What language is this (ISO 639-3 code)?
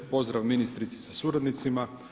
hrv